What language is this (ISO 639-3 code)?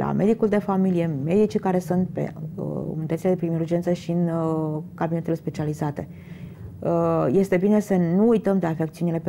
ron